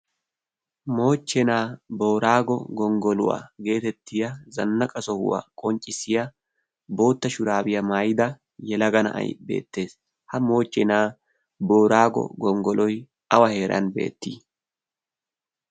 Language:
Wolaytta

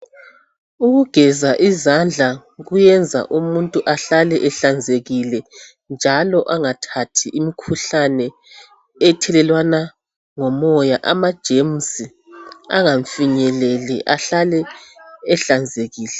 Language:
North Ndebele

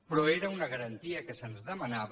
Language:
Catalan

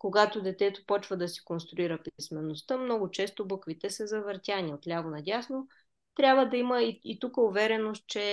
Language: Bulgarian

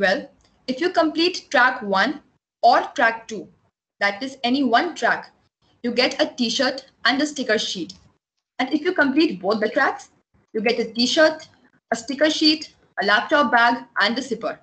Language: English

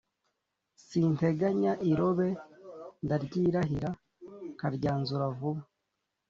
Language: Kinyarwanda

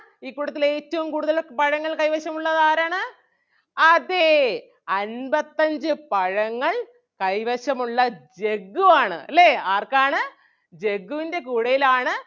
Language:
Malayalam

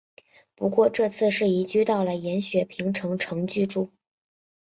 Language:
Chinese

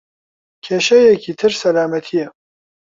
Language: Central Kurdish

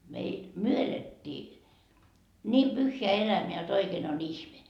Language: Finnish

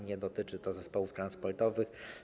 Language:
Polish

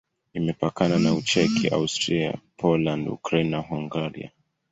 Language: Swahili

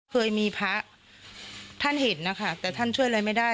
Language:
Thai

